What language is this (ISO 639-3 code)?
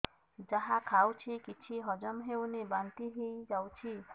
ori